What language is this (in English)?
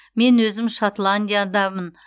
Kazakh